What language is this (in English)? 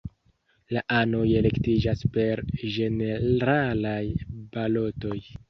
Esperanto